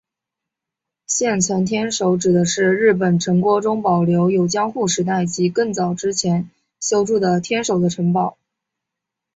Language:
Chinese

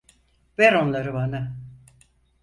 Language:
Turkish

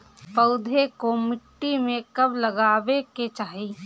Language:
Bhojpuri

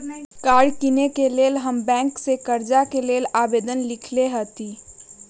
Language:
Magahi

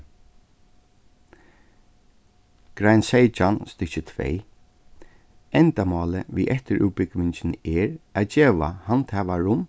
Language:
Faroese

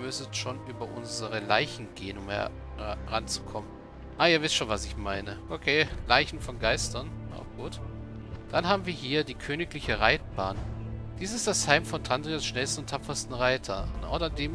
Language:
German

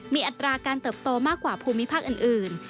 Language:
Thai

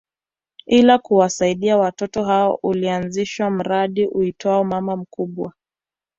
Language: Swahili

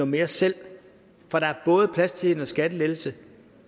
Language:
Danish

